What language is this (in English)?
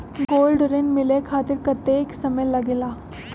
Magahi